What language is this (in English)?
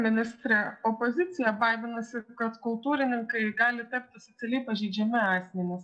Lithuanian